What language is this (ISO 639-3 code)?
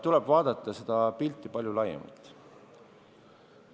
est